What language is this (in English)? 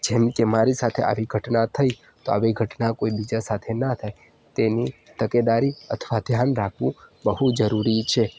Gujarati